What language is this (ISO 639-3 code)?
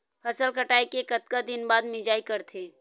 hne